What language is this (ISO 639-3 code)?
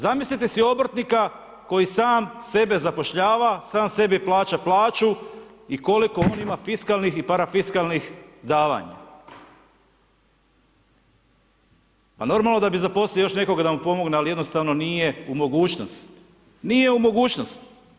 hrv